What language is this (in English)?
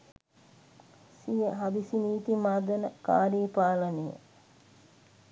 Sinhala